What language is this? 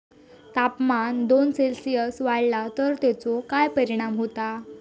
Marathi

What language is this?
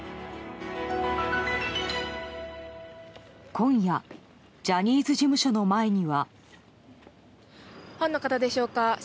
Japanese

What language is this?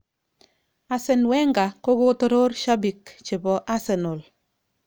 Kalenjin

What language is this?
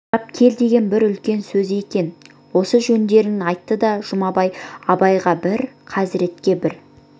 Kazakh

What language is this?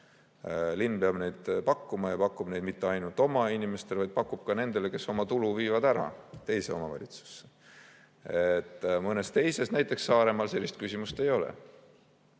Estonian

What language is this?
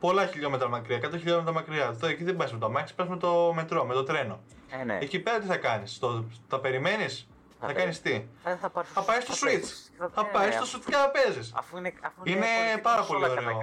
Greek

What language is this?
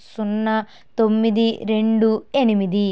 Telugu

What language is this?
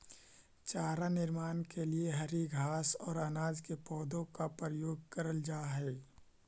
Magahi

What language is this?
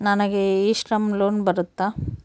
Kannada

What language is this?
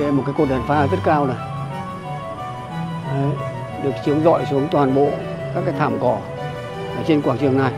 Vietnamese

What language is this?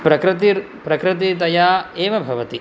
Sanskrit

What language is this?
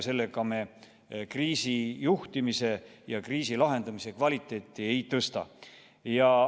Estonian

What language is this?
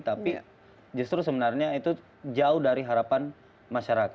Indonesian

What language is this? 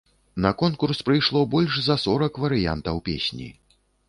Belarusian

